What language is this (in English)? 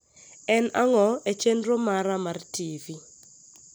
Luo (Kenya and Tanzania)